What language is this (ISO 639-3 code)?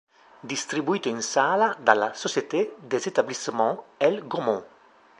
ita